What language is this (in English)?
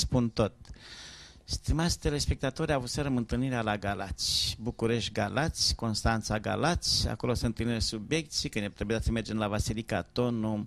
Romanian